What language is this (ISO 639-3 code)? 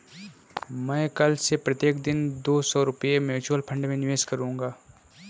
hin